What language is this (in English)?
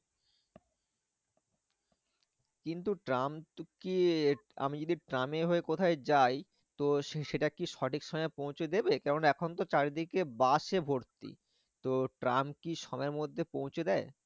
Bangla